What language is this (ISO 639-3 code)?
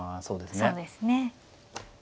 jpn